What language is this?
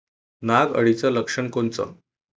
Marathi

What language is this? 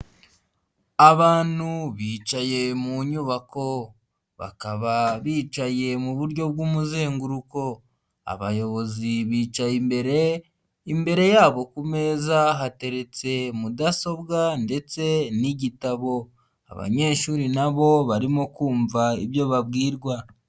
Kinyarwanda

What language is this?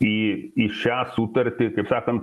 Lithuanian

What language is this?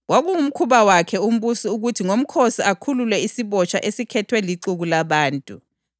North Ndebele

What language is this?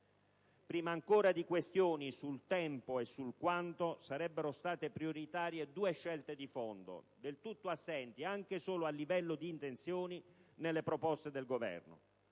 Italian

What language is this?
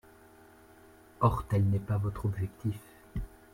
French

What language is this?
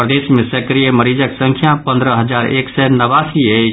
Maithili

